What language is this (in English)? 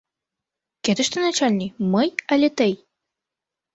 Mari